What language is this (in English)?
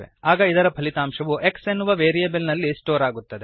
Kannada